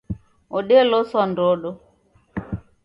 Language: Taita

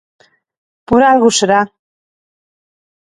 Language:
Galician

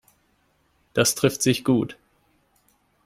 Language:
German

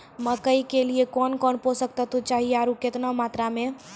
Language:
Maithili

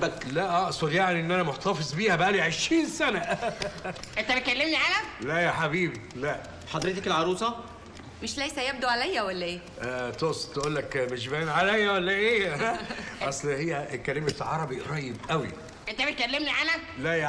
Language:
Arabic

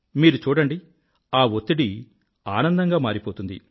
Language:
Telugu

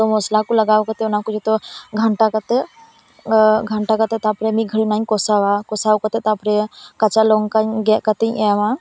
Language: Santali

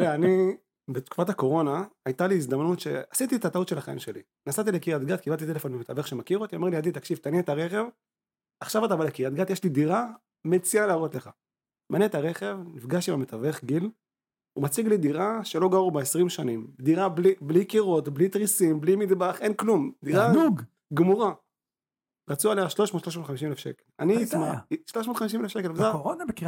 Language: Hebrew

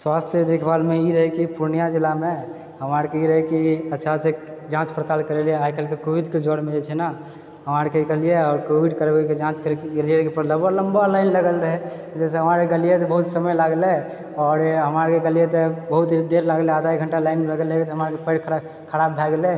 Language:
Maithili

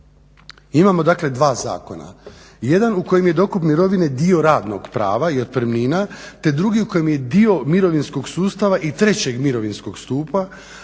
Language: Croatian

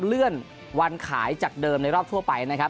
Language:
Thai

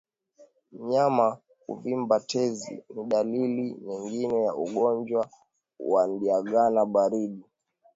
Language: Swahili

